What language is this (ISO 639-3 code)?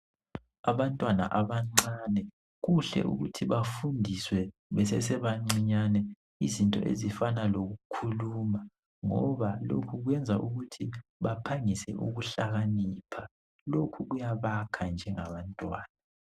nde